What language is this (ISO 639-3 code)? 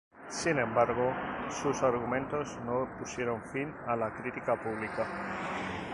spa